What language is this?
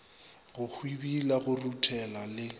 Northern Sotho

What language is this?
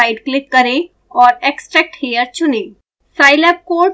Hindi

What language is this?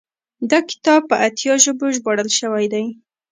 Pashto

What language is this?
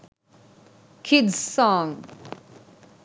Sinhala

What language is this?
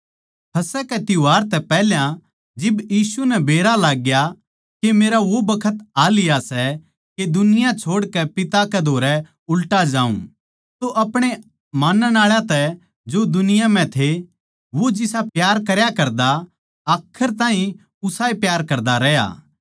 Haryanvi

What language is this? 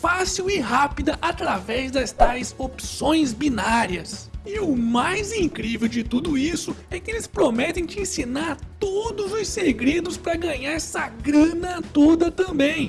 Portuguese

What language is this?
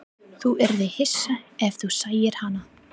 Icelandic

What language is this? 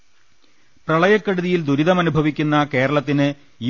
Malayalam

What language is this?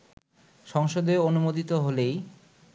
Bangla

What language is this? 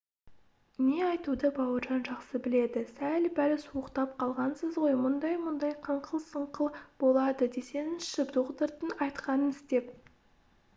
Kazakh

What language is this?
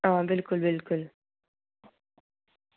Dogri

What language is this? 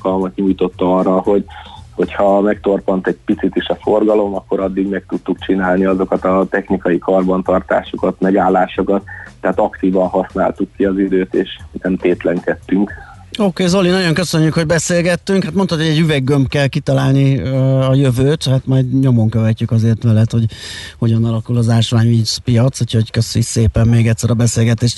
Hungarian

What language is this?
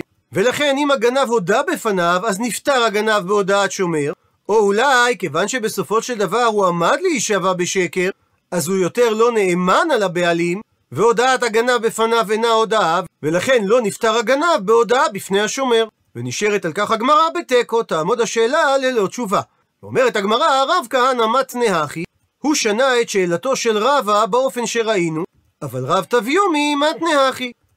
Hebrew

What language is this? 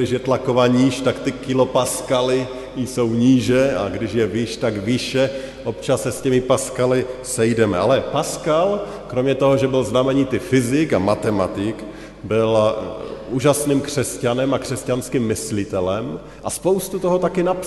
Czech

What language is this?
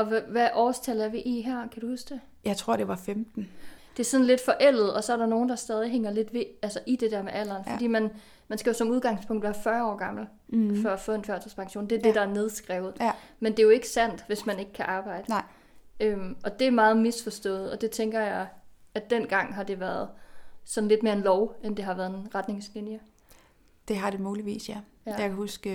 Danish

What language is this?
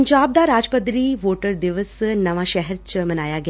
Punjabi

